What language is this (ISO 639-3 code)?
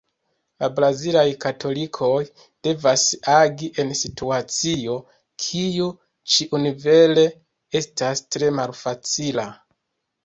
epo